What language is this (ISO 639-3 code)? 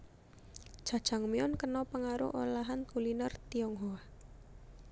jav